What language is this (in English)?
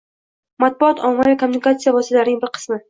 Uzbek